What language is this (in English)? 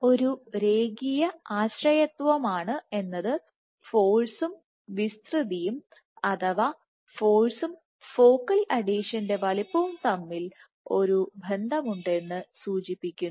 Malayalam